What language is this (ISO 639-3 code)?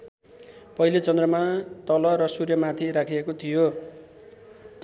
nep